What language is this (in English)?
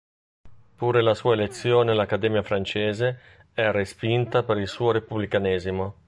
Italian